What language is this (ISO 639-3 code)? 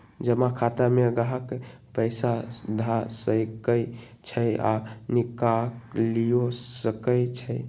mag